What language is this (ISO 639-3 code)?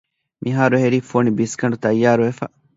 div